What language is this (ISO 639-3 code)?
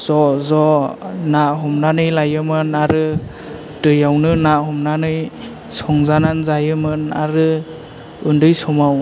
brx